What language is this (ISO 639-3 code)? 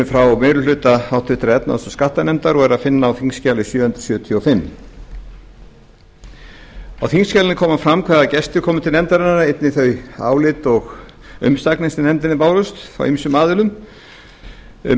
isl